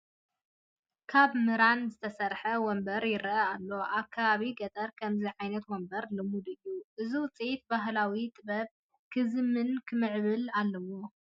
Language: Tigrinya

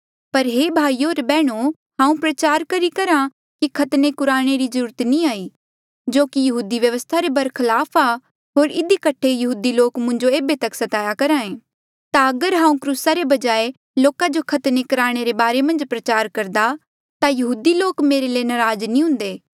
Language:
Mandeali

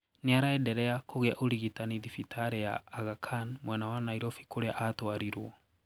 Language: Kikuyu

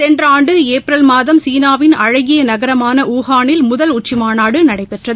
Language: Tamil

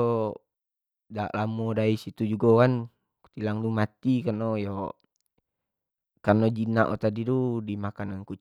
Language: Jambi Malay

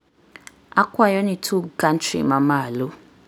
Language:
Luo (Kenya and Tanzania)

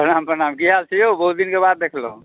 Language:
Maithili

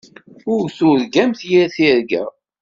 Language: Kabyle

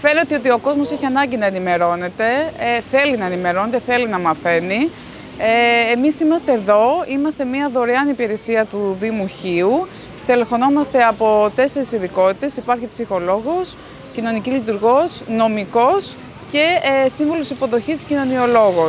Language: Greek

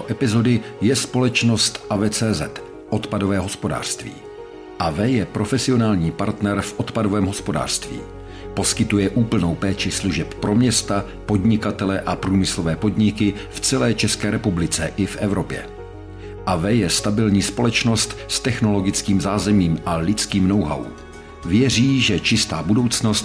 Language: Czech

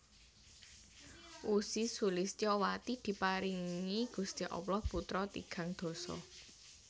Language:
Javanese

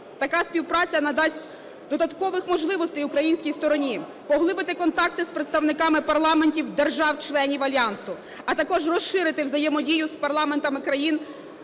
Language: Ukrainian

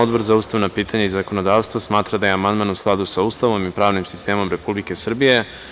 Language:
Serbian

